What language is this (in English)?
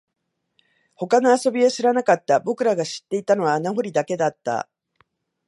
Japanese